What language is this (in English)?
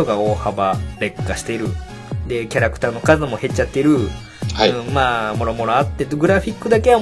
Japanese